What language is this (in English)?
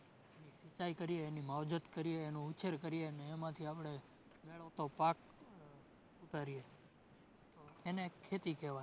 Gujarati